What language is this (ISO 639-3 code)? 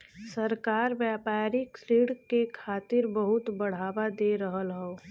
bho